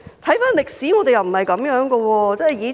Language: Cantonese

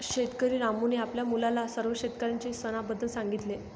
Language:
Marathi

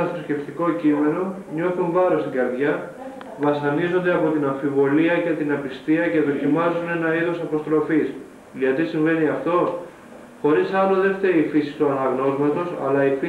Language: Greek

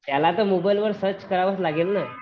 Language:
Marathi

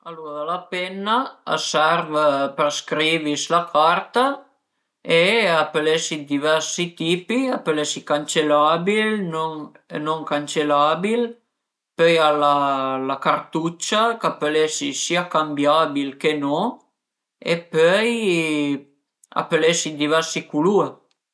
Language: Piedmontese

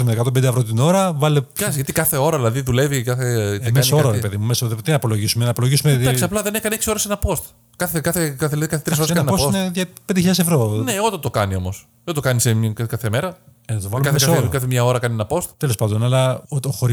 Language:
Greek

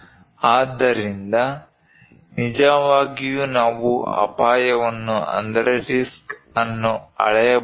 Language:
Kannada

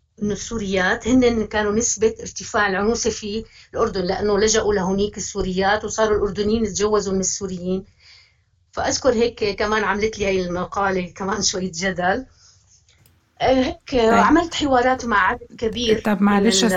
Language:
Arabic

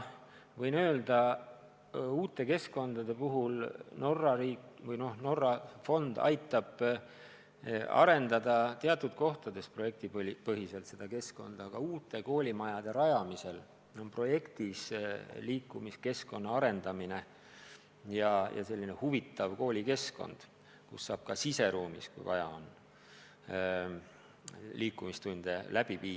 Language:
Estonian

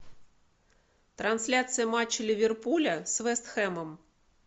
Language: Russian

